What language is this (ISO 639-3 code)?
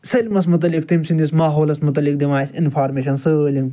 kas